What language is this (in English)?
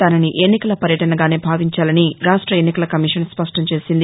Telugu